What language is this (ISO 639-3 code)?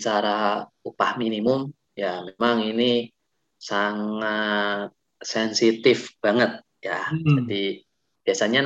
ind